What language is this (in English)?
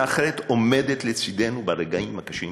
Hebrew